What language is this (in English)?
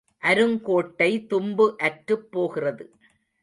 Tamil